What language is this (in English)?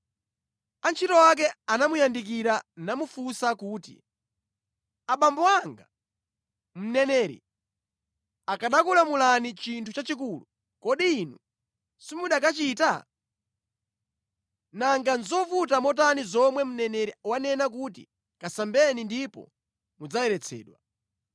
Nyanja